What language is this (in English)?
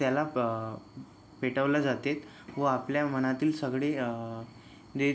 Marathi